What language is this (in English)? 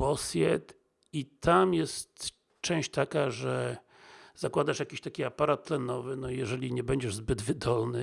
Polish